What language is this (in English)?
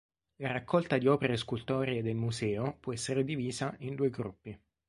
Italian